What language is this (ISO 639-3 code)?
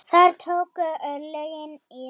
isl